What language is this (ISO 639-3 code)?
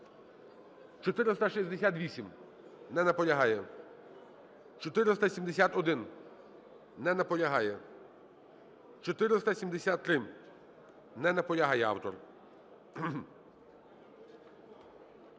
ukr